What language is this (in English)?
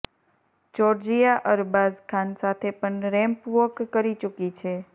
Gujarati